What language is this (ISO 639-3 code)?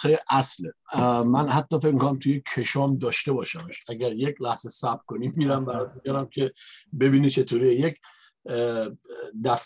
fas